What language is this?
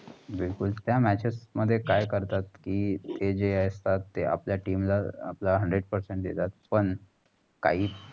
Marathi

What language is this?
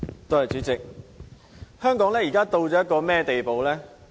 Cantonese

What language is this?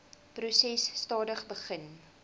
Afrikaans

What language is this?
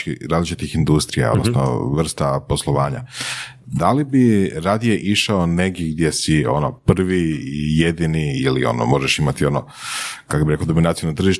Croatian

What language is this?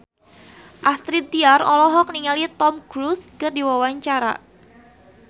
Sundanese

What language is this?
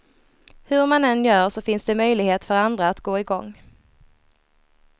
Swedish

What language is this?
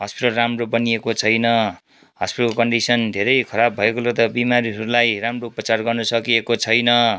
Nepali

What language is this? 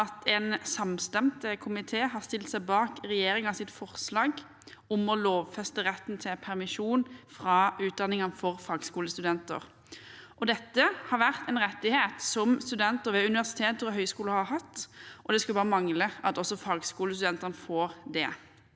Norwegian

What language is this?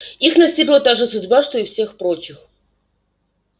Russian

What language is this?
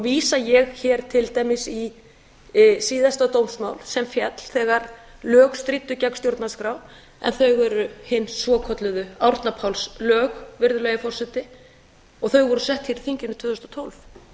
Icelandic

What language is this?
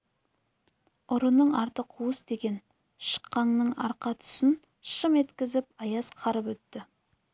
Kazakh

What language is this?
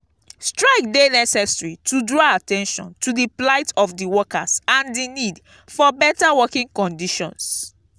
Nigerian Pidgin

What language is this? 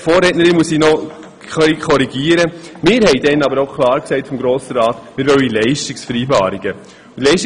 Swiss German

